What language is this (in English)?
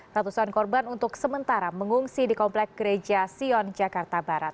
Indonesian